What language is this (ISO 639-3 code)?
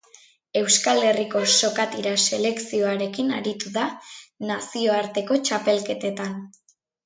eus